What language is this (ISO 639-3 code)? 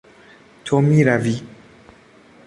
fas